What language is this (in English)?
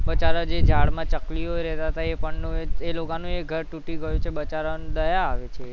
Gujarati